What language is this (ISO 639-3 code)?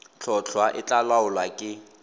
tsn